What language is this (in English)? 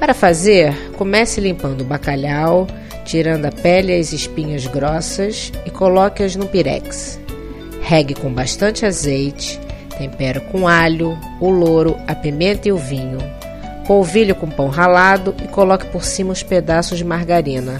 Portuguese